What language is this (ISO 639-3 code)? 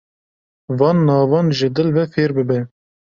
kur